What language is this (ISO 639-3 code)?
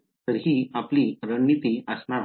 mar